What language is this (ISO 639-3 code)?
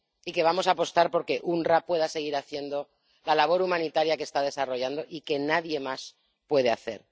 spa